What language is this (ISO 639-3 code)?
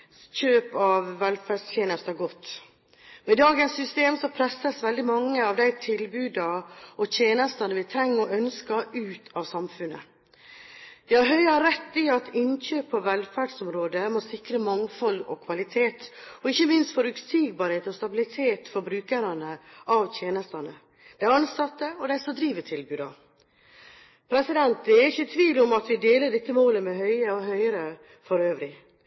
nob